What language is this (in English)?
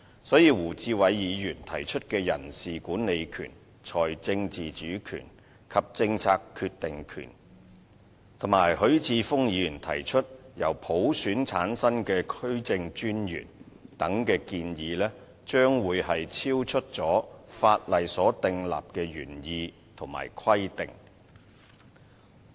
Cantonese